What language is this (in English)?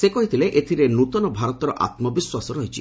Odia